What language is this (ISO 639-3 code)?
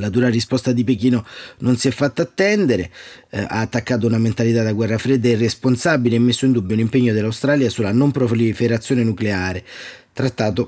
ita